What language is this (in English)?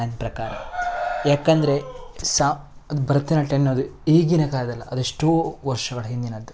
Kannada